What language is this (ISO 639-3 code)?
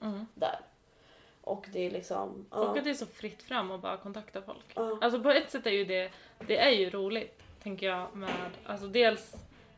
swe